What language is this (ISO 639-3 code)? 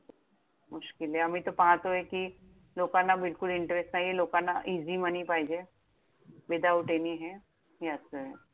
mar